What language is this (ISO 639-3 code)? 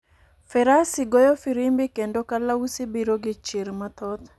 luo